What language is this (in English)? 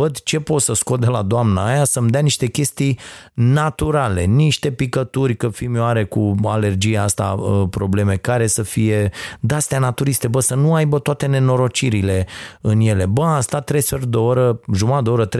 Romanian